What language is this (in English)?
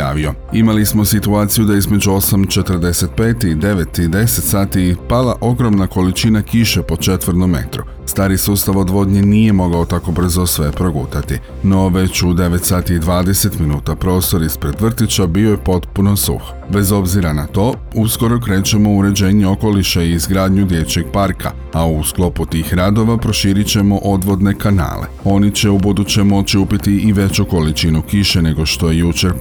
Croatian